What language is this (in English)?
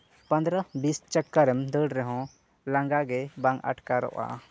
Santali